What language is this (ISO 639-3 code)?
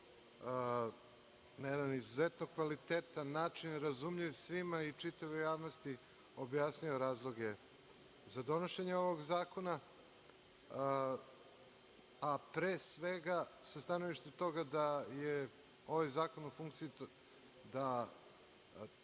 srp